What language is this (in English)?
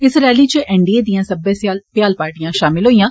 Dogri